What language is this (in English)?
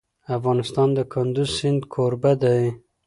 Pashto